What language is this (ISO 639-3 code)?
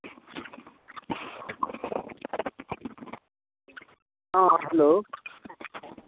sat